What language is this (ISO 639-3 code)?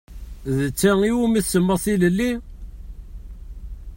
kab